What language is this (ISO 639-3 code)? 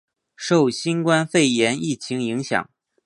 zho